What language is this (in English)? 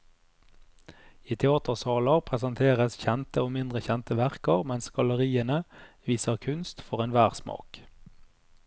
Norwegian